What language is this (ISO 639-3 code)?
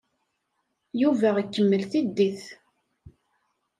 kab